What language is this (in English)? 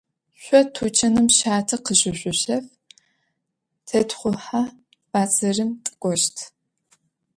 Adyghe